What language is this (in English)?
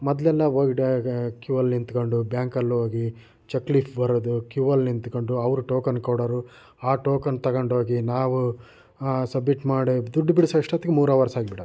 Kannada